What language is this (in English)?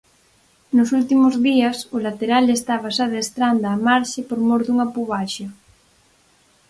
Galician